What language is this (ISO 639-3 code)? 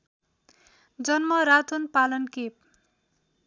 nep